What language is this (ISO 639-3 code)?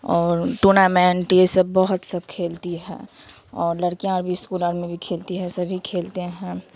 urd